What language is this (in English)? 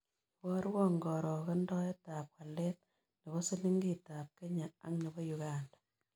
Kalenjin